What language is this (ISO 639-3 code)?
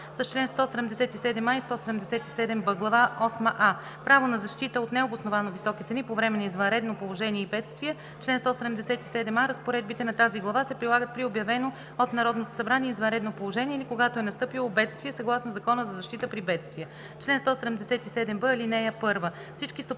bul